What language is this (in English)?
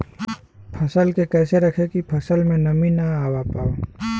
Bhojpuri